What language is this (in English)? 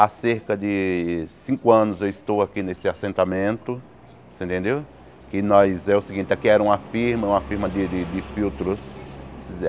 Portuguese